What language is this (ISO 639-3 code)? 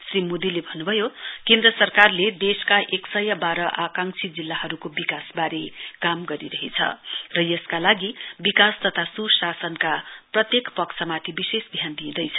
nep